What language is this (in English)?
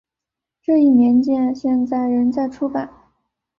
Chinese